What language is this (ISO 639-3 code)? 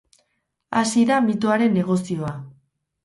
eus